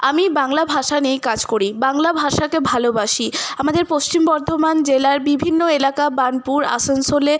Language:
Bangla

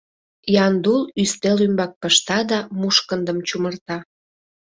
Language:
Mari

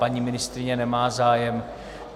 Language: Czech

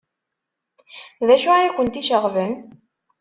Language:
Kabyle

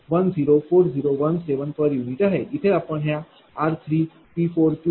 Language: Marathi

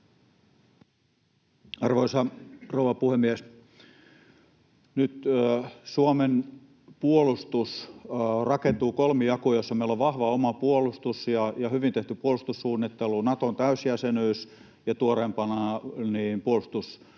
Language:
Finnish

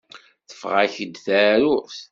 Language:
Kabyle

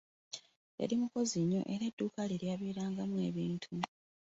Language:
Ganda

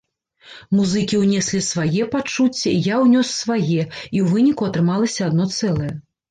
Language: Belarusian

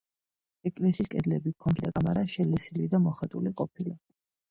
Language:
Georgian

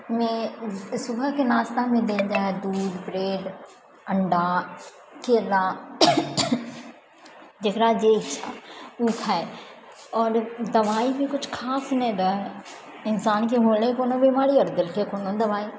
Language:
Maithili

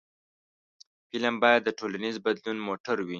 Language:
Pashto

